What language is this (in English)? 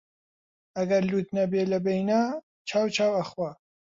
Central Kurdish